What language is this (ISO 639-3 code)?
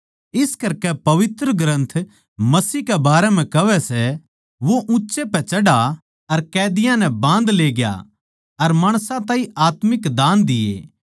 bgc